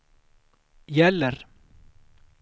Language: Swedish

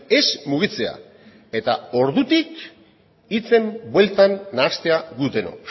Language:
Basque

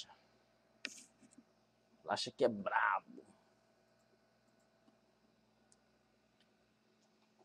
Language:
Portuguese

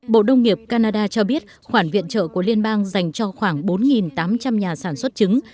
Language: Vietnamese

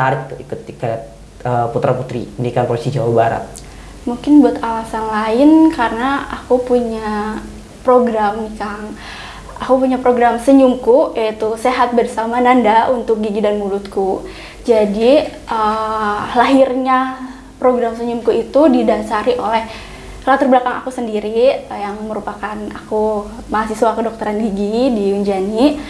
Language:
Indonesian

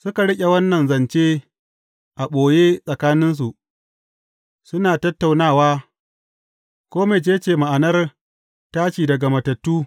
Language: Hausa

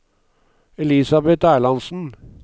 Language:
Norwegian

